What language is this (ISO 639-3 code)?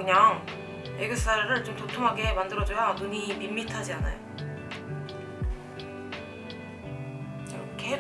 kor